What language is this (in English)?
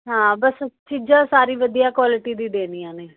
Punjabi